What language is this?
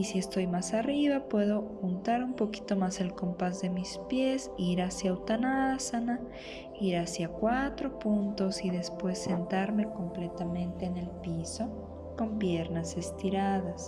Spanish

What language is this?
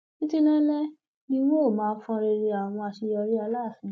Yoruba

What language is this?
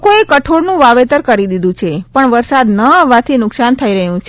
Gujarati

